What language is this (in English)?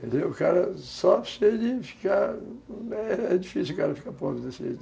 Portuguese